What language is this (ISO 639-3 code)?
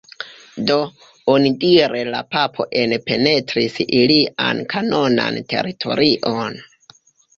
epo